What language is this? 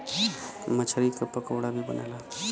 Bhojpuri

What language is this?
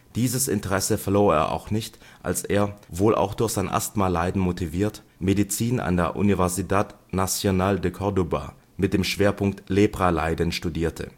German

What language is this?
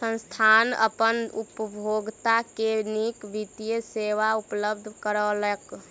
Maithili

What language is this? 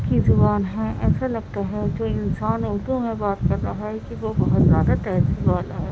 Urdu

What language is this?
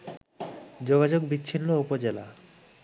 Bangla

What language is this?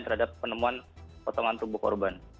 Indonesian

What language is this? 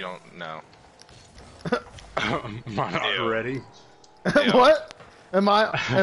English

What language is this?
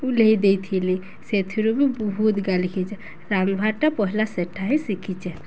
Odia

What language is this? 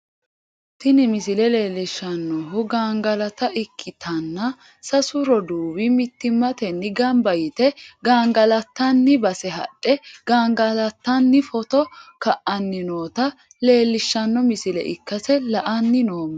Sidamo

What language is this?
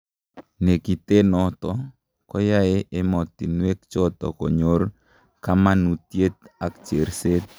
Kalenjin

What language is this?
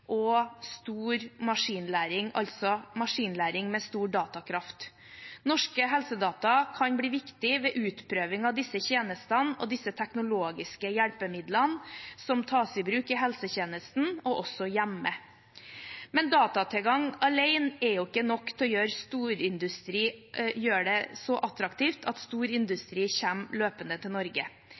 Norwegian Bokmål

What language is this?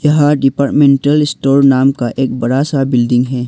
Hindi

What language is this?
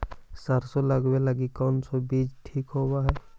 Magahi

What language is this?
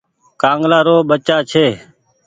Goaria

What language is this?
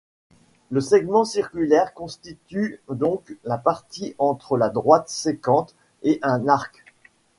French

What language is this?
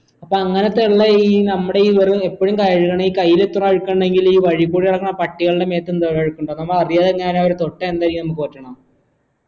Malayalam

